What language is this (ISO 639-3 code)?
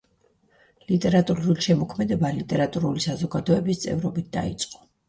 kat